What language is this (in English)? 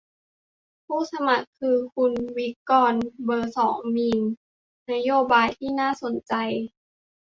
Thai